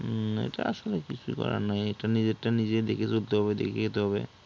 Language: Bangla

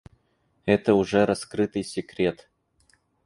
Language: Russian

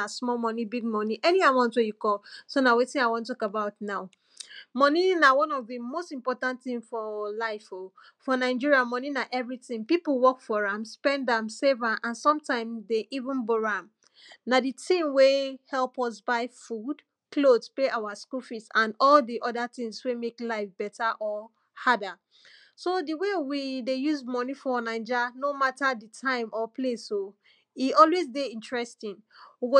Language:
Nigerian Pidgin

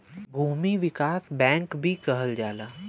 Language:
Bhojpuri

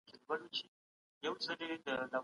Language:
Pashto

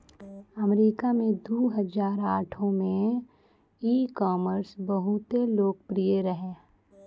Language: Maithili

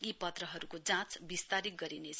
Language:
Nepali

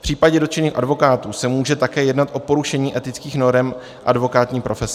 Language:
Czech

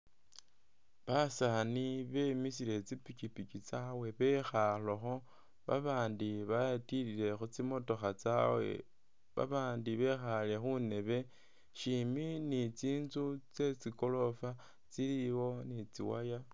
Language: Masaaba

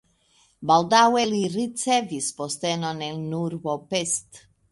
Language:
Esperanto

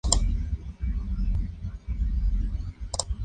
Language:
Spanish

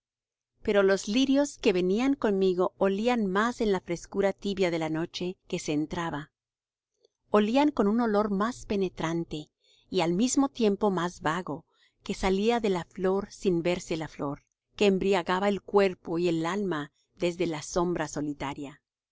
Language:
Spanish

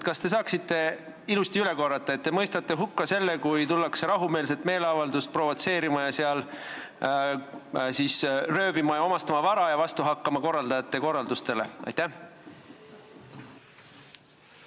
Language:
Estonian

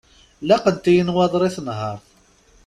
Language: Kabyle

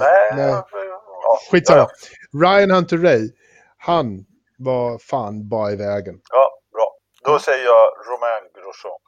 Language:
Swedish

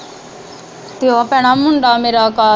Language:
Punjabi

